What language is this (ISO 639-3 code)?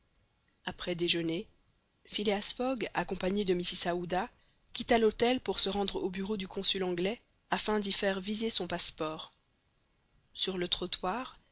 fra